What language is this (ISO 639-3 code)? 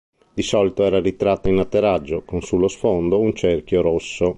ita